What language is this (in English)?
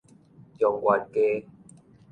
Min Nan Chinese